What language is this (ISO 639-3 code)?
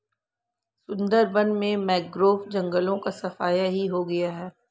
hin